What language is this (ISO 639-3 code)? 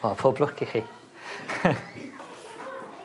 cym